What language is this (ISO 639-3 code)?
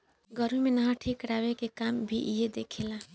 bho